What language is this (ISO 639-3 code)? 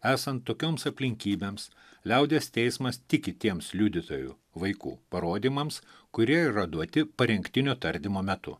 lit